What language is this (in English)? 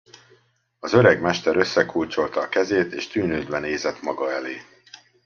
Hungarian